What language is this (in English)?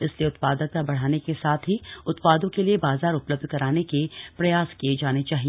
Hindi